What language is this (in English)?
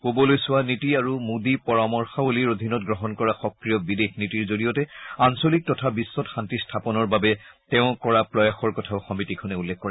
Assamese